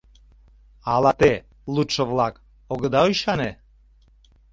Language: Mari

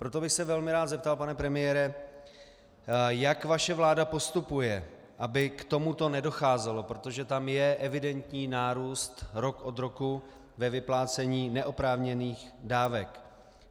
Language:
Czech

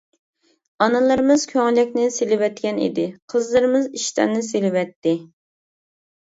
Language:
Uyghur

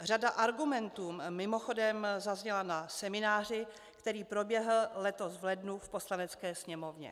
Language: Czech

